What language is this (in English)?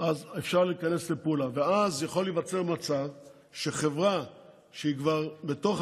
Hebrew